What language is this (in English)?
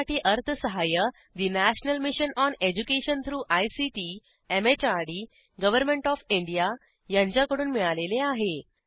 Marathi